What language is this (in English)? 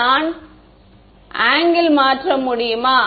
Tamil